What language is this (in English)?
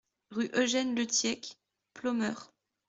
French